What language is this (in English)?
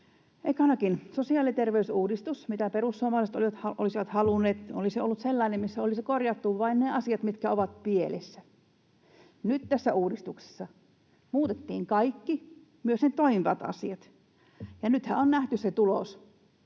Finnish